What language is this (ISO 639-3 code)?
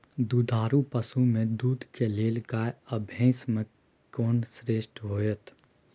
mai